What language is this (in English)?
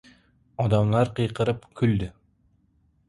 Uzbek